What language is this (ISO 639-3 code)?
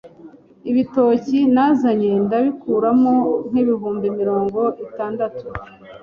kin